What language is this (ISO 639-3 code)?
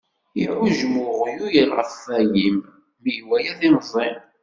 kab